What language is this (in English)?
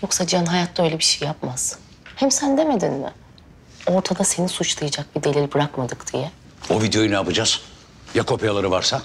Turkish